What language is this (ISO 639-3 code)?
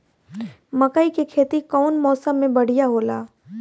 bho